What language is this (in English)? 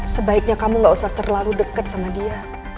Indonesian